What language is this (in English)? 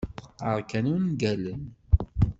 Kabyle